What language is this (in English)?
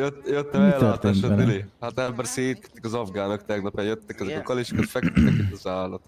Hungarian